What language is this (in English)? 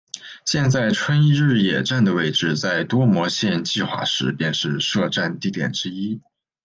Chinese